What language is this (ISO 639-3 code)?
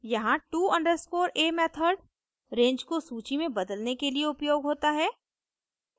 hin